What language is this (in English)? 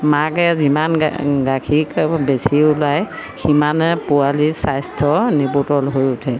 Assamese